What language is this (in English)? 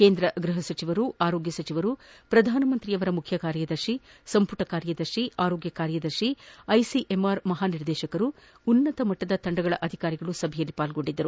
Kannada